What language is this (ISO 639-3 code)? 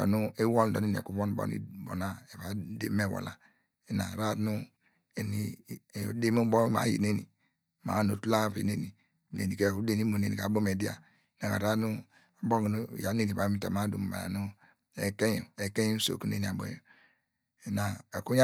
deg